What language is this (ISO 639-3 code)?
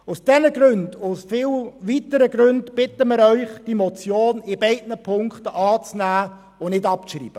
gsw